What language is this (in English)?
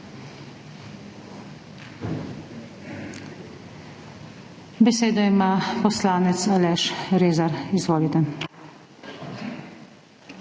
Slovenian